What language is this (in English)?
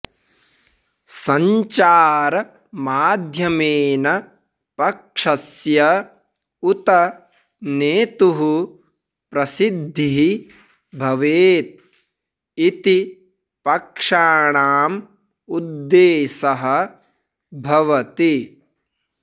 Sanskrit